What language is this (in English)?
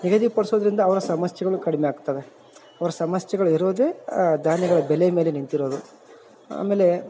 Kannada